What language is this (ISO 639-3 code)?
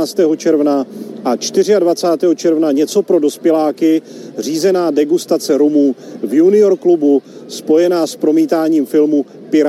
ces